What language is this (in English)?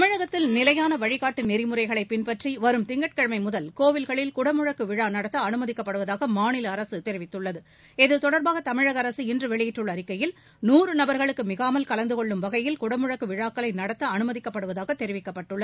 Tamil